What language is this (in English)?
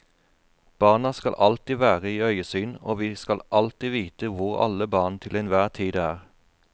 Norwegian